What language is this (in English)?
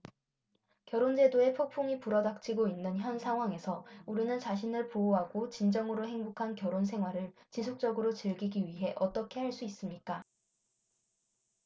Korean